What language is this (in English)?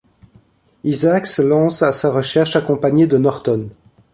French